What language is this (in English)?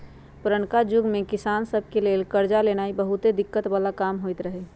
Magahi